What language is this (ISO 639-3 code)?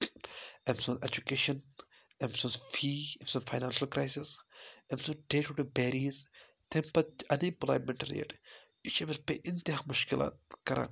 kas